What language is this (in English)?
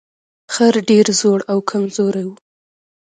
Pashto